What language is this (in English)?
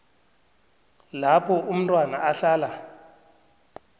South Ndebele